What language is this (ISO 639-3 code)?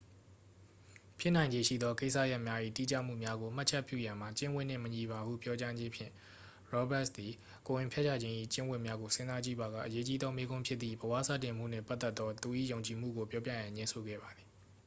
mya